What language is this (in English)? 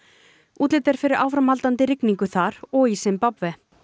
Icelandic